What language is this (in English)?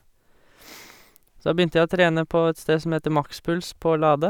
Norwegian